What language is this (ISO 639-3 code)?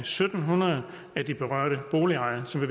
dan